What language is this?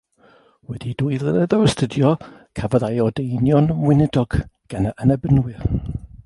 Welsh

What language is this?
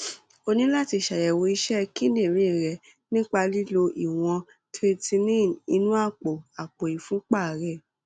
Yoruba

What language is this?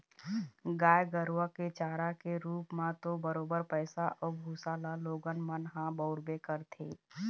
Chhattisgarhi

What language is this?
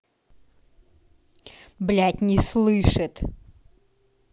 Russian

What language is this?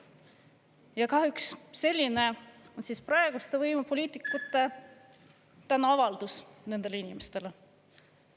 Estonian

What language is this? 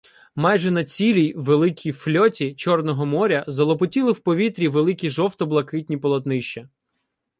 Ukrainian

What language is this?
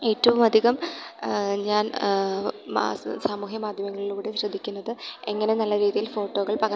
Malayalam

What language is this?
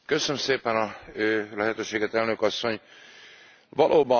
Hungarian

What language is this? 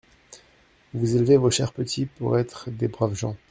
French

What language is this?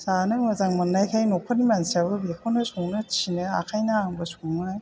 Bodo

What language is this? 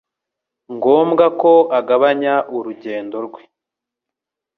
Kinyarwanda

